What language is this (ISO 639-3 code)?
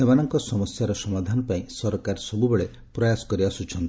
ori